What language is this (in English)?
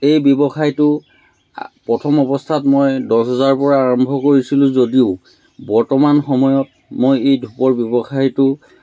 Assamese